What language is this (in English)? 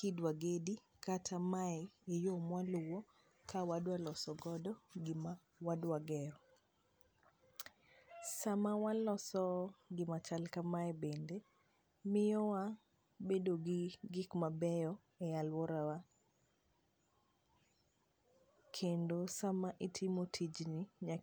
Luo (Kenya and Tanzania)